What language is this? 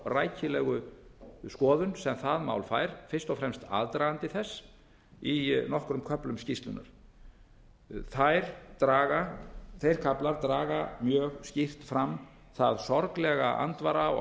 Icelandic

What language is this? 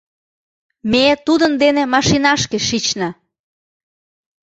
Mari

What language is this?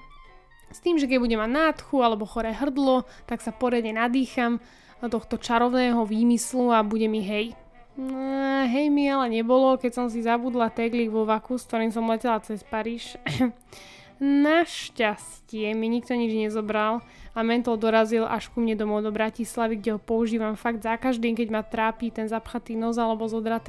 Slovak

